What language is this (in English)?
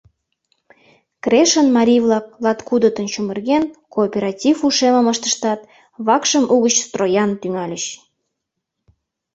Mari